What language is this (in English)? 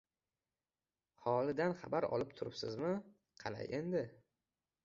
Uzbek